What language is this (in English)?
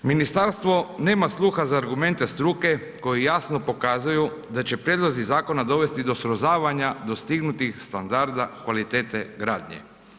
Croatian